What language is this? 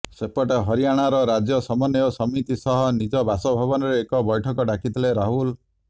Odia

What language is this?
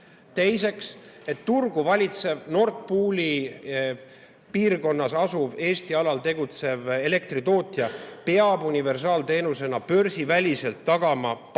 Estonian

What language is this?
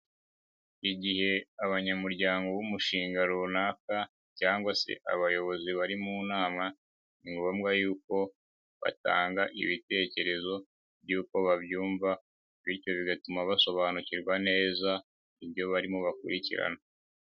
Kinyarwanda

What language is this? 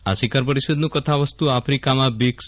Gujarati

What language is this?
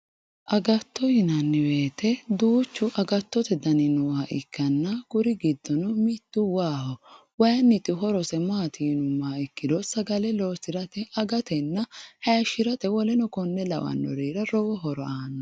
Sidamo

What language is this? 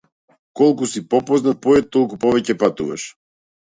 Macedonian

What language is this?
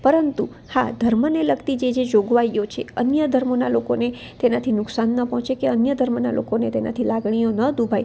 Gujarati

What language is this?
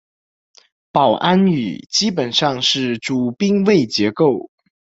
Chinese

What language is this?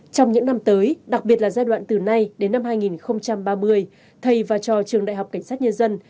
Vietnamese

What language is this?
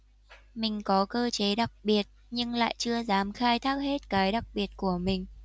Vietnamese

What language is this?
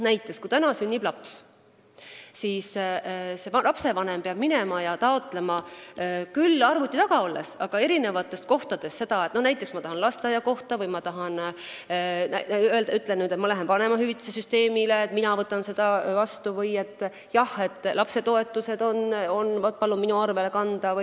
Estonian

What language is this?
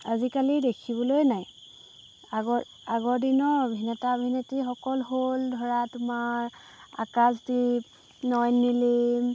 Assamese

